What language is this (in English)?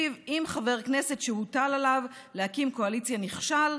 Hebrew